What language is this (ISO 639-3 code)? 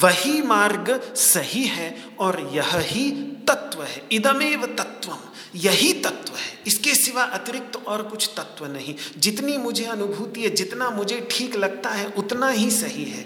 hin